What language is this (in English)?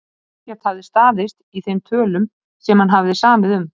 Icelandic